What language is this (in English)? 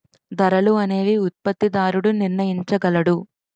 Telugu